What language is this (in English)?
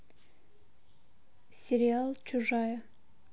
Russian